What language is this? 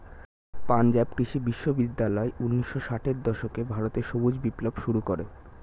Bangla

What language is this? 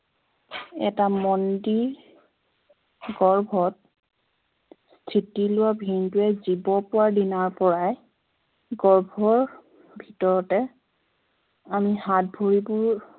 Assamese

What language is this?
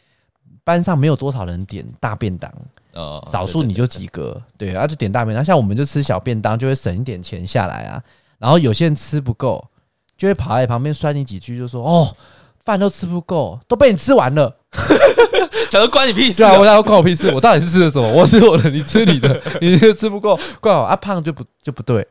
Chinese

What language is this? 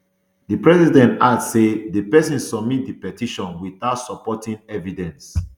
Nigerian Pidgin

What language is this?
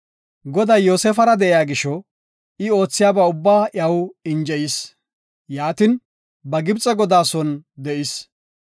Gofa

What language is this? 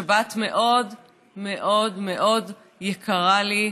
Hebrew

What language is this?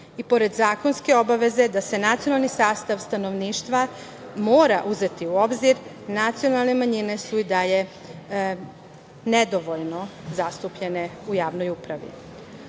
Serbian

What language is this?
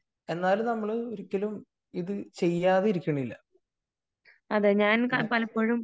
Malayalam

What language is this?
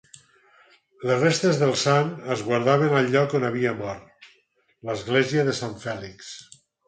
Catalan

